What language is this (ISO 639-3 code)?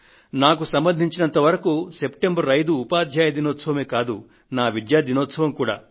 tel